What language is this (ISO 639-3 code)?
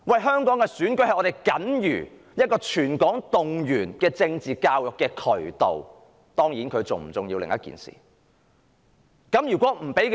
yue